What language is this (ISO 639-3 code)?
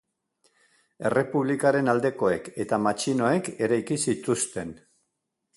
eus